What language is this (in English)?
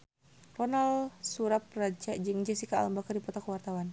Sundanese